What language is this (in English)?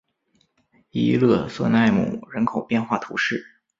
Chinese